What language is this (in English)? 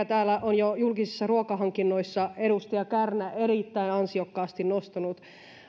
Finnish